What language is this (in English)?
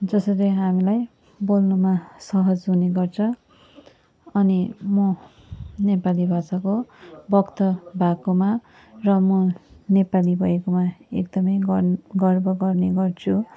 Nepali